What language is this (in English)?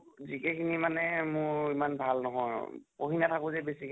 Assamese